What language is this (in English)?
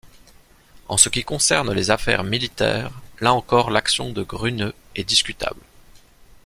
French